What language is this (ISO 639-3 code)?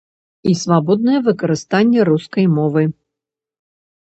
bel